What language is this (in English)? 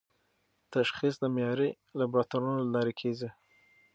Pashto